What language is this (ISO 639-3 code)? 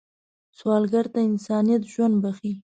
pus